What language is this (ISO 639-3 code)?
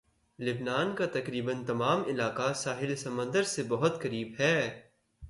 urd